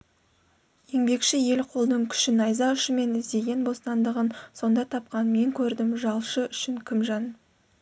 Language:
Kazakh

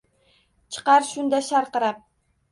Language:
Uzbek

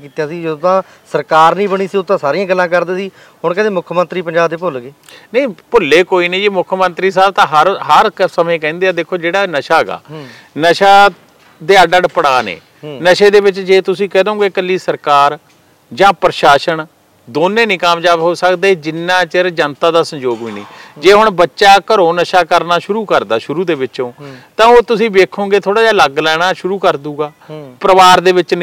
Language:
Punjabi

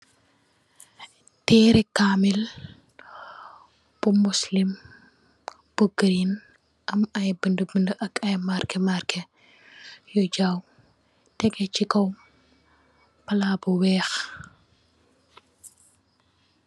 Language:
Wolof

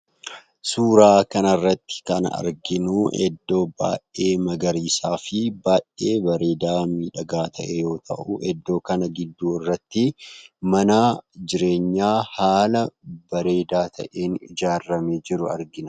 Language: Oromo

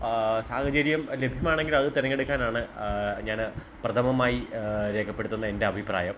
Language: Malayalam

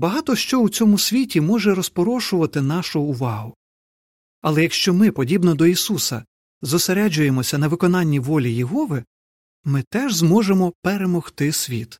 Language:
Ukrainian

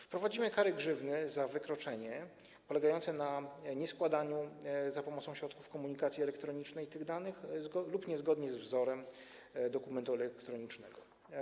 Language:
Polish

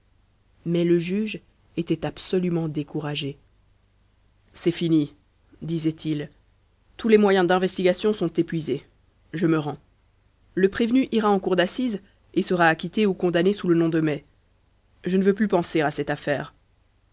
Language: French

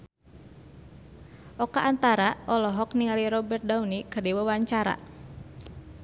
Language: Sundanese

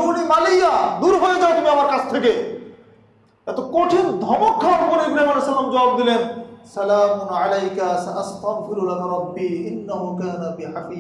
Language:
Turkish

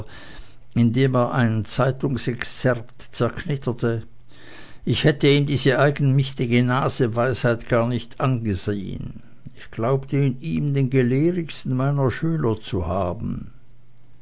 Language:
German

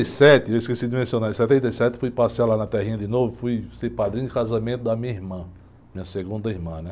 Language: Portuguese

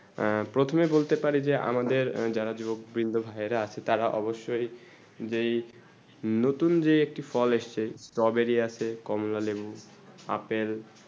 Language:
Bangla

